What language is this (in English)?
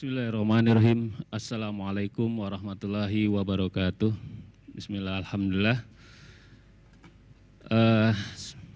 Indonesian